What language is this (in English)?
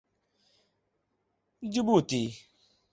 Urdu